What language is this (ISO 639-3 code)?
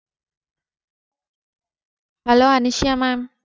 tam